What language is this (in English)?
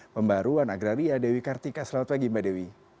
Indonesian